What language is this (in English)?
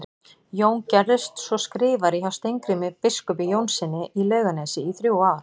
Icelandic